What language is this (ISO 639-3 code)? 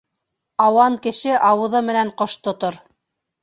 bak